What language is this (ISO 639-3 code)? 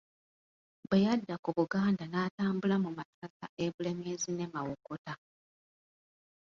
lug